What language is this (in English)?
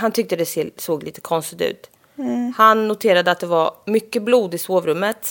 Swedish